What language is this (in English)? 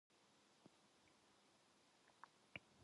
Korean